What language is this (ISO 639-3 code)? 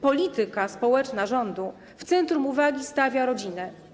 pol